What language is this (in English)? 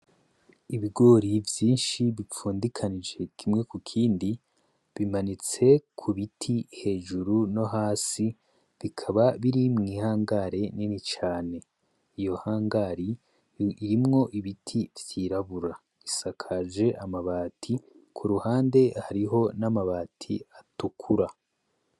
Rundi